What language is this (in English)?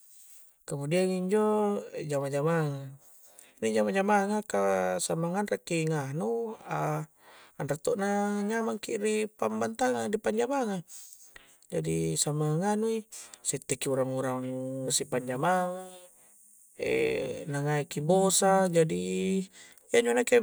Coastal Konjo